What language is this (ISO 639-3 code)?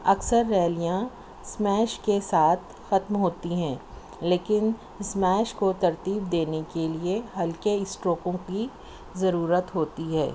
urd